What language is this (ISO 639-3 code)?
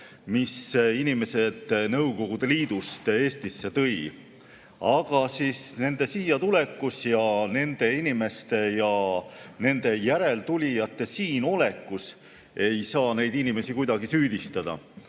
est